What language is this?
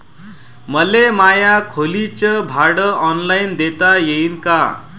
Marathi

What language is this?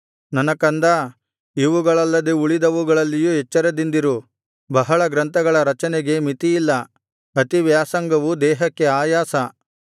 Kannada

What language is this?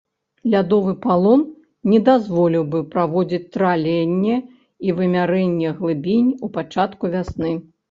Belarusian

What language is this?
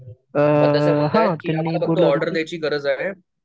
Marathi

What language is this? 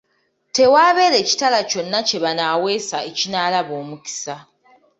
Ganda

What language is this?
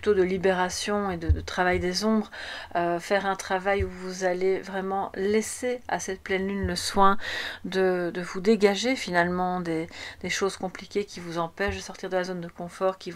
French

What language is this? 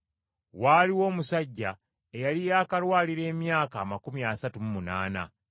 Ganda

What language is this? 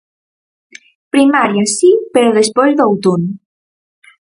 Galician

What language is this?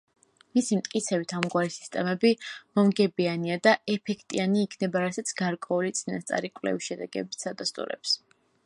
Georgian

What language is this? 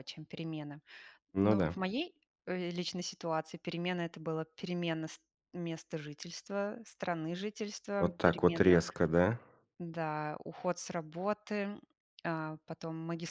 Russian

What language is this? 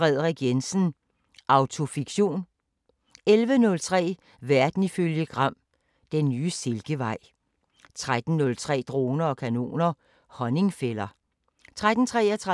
Danish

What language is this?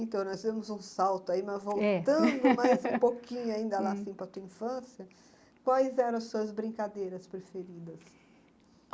Portuguese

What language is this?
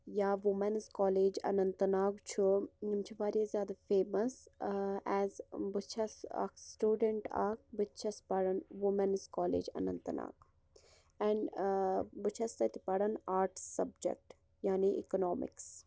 Kashmiri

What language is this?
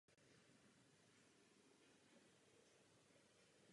Czech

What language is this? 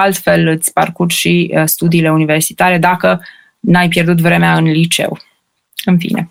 Romanian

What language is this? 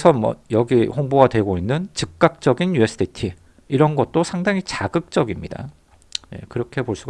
Korean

